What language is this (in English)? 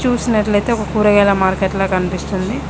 Telugu